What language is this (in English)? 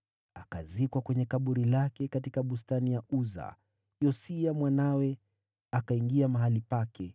Swahili